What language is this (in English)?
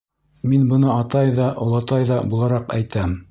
Bashkir